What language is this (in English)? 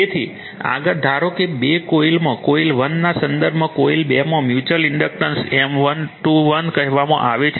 Gujarati